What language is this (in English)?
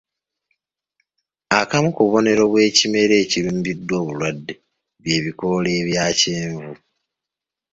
Ganda